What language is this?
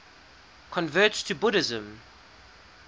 English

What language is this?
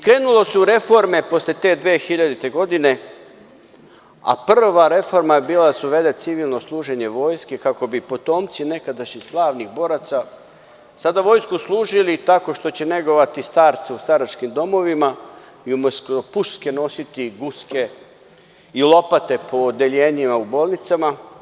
Serbian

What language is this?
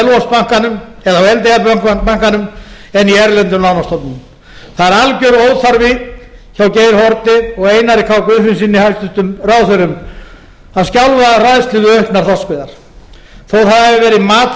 Icelandic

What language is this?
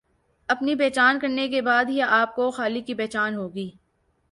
Urdu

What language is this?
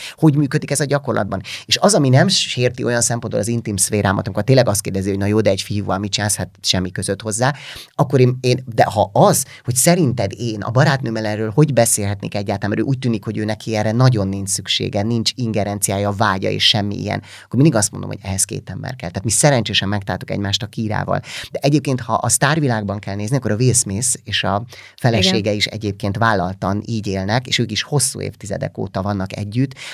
Hungarian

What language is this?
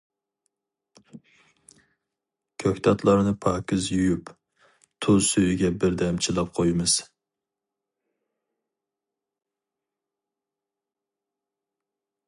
Uyghur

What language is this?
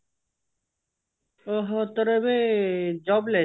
Odia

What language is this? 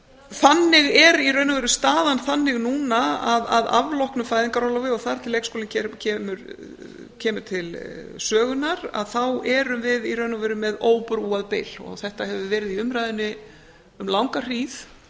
Icelandic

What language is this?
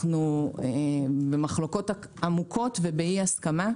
Hebrew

